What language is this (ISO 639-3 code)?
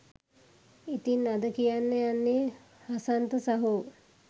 sin